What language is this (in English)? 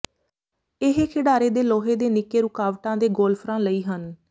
Punjabi